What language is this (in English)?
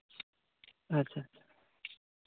Santali